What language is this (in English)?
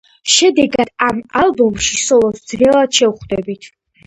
Georgian